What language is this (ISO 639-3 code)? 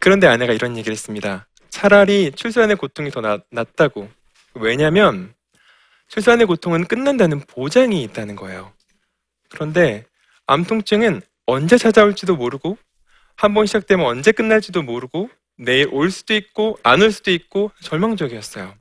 kor